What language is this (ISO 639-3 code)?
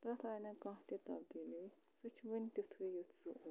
kas